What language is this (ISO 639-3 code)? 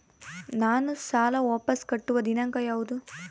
kan